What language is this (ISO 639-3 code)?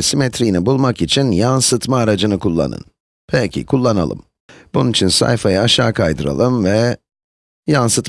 tur